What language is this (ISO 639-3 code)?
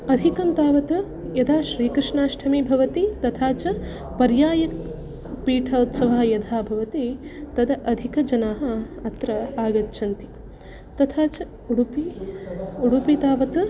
san